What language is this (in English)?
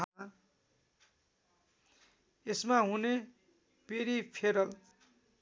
Nepali